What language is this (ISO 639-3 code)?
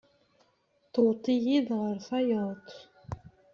kab